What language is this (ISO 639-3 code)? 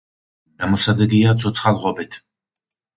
kat